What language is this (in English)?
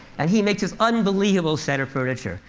English